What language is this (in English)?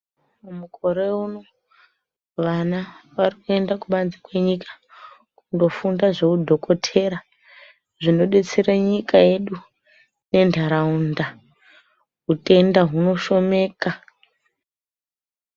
Ndau